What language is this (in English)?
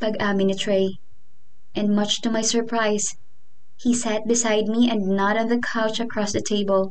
Filipino